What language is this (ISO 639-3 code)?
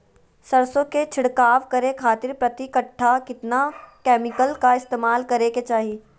mag